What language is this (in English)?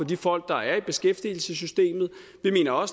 Danish